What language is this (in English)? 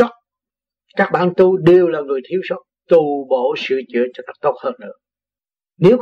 Vietnamese